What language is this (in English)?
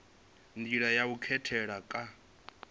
Venda